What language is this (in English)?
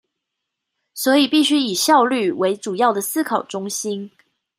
Chinese